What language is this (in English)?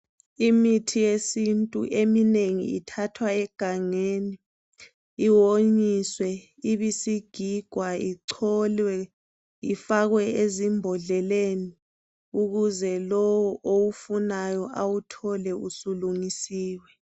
North Ndebele